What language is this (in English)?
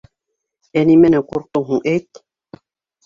Bashkir